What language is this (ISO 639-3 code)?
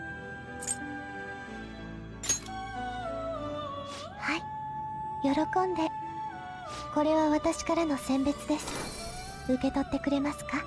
jpn